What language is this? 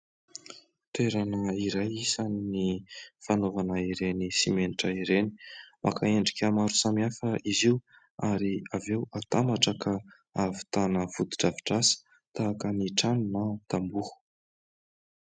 Malagasy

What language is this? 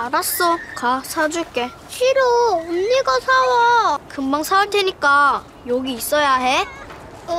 Korean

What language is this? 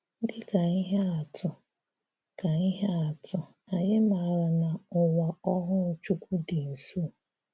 Igbo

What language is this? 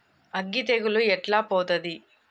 Telugu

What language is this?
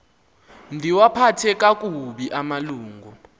Xhosa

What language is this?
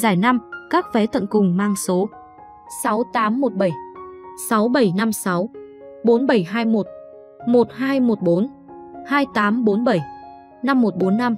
Vietnamese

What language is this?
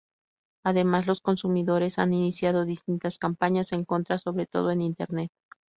Spanish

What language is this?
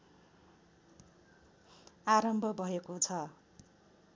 Nepali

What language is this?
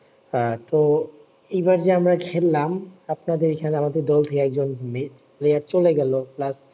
Bangla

